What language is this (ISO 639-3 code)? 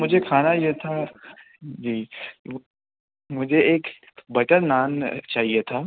urd